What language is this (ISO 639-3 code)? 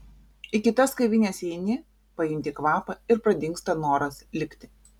lit